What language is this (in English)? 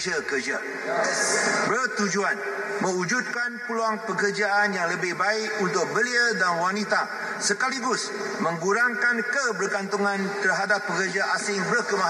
Malay